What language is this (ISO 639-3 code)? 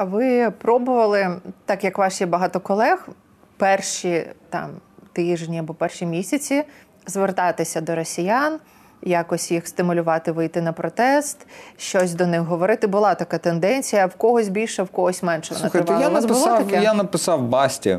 ukr